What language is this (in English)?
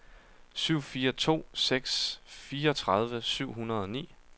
Danish